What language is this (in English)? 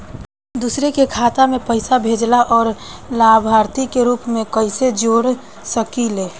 Bhojpuri